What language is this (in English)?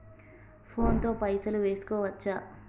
Telugu